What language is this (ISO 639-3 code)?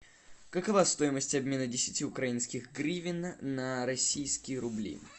rus